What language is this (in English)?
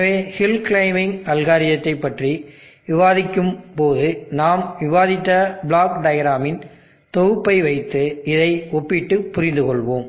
Tamil